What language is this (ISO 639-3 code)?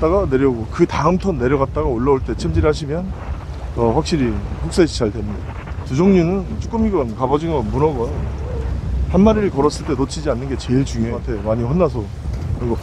kor